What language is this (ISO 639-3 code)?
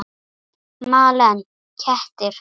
isl